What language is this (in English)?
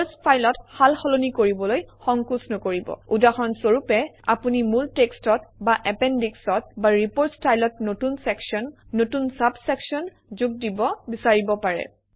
Assamese